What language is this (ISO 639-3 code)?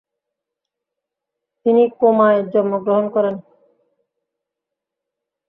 ben